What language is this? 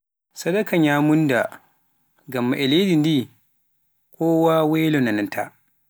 Pular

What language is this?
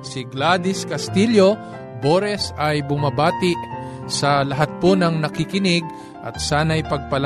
Filipino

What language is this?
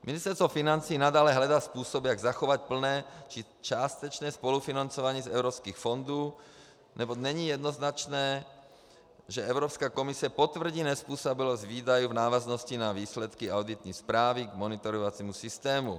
Czech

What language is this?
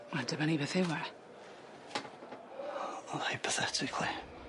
Welsh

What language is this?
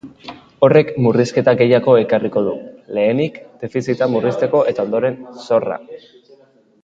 Basque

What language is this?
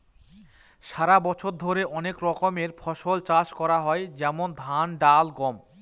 Bangla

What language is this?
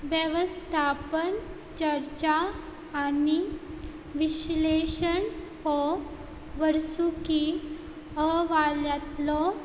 Konkani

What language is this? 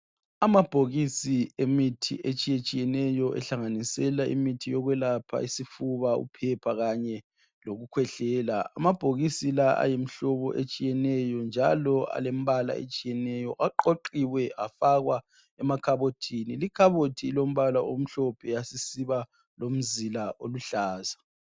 North Ndebele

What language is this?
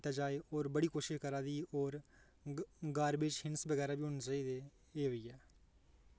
Dogri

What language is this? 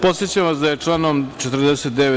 Serbian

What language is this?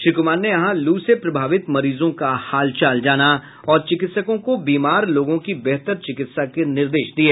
Hindi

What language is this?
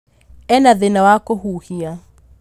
Kikuyu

